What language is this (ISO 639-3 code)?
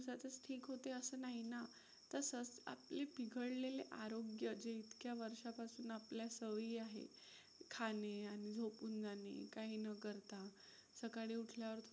mar